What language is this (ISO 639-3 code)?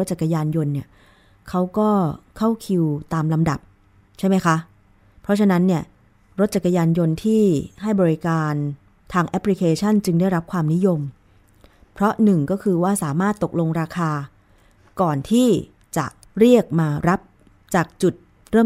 tha